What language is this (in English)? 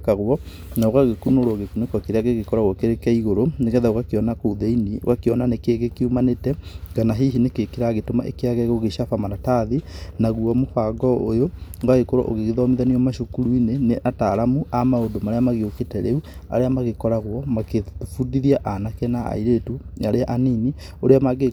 Kikuyu